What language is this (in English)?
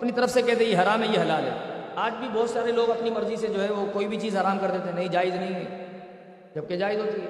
Urdu